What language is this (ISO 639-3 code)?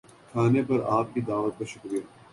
urd